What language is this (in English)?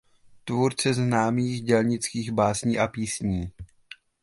Czech